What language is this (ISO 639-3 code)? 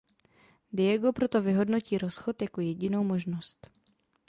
ces